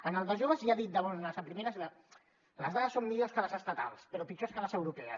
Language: Catalan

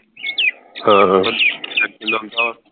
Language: Punjabi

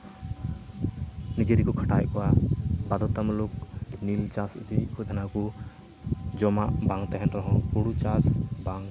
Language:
Santali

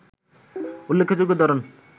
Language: Bangla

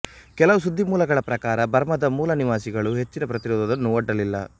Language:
Kannada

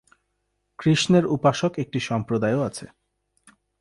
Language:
Bangla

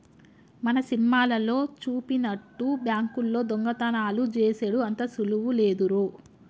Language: Telugu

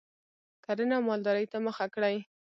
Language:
Pashto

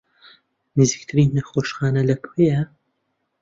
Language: Central Kurdish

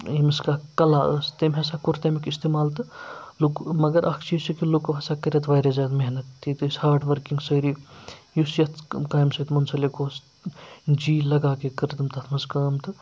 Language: Kashmiri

